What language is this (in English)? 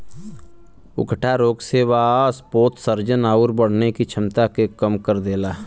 Bhojpuri